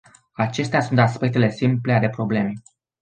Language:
Romanian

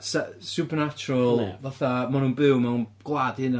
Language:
Welsh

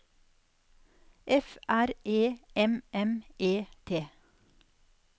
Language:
Norwegian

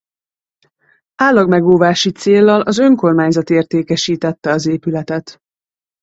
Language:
Hungarian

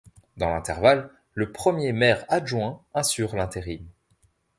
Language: French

